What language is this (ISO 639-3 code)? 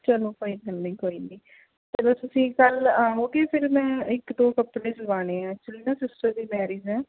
pan